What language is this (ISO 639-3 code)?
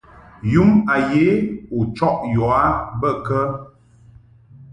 mhk